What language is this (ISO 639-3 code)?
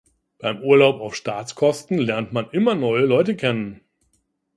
deu